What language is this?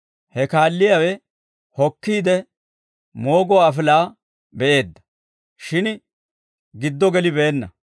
Dawro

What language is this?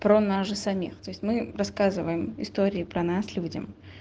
Russian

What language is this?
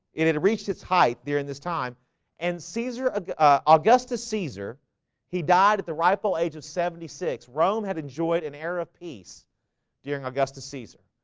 English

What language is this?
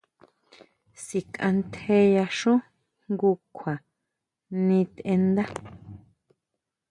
Huautla Mazatec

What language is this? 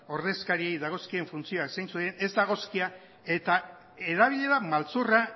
Basque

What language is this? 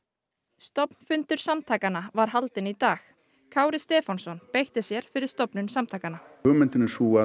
Icelandic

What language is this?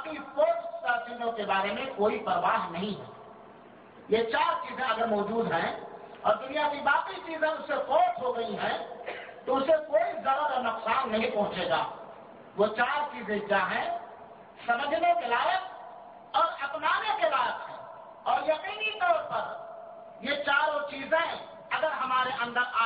Urdu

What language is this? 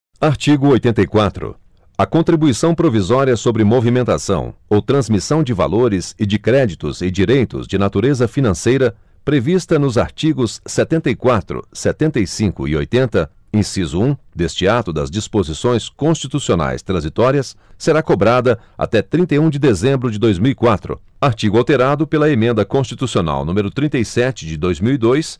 Portuguese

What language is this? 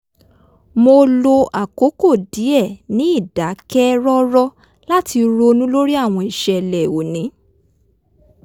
Yoruba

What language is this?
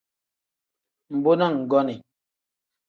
Tem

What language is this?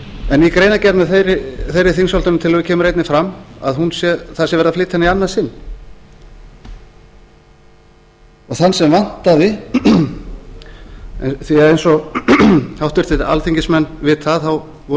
Icelandic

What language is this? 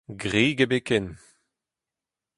Breton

